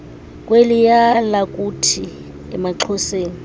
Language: Xhosa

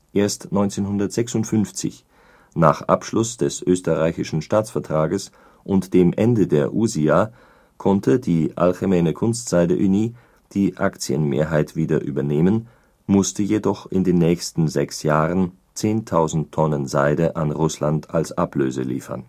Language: German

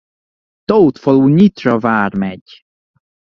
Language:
Hungarian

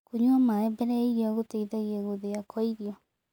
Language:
Kikuyu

